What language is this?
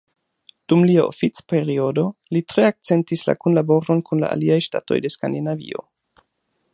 Esperanto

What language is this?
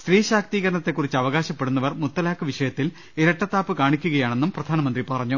Malayalam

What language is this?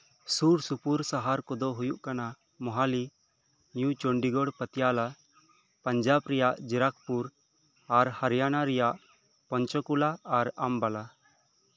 Santali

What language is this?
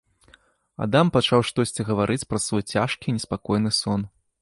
Belarusian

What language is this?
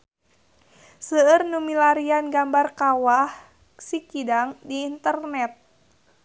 Sundanese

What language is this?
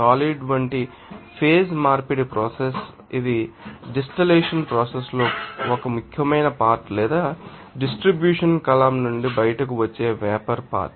Telugu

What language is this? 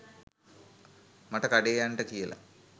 Sinhala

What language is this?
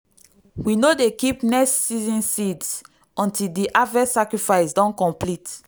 Nigerian Pidgin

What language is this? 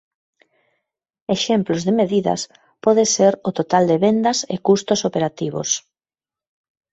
Galician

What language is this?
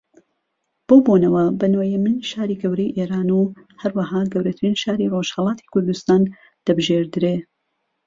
Central Kurdish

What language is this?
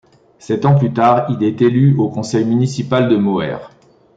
French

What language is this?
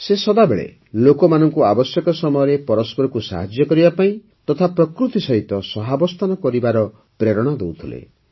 Odia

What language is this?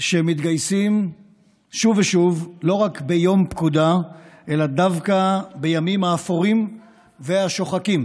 Hebrew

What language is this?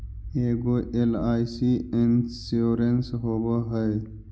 Magahi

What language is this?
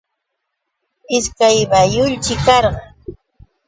Yauyos Quechua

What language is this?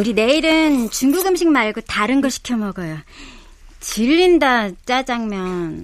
Korean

